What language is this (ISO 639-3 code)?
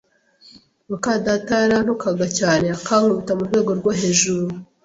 kin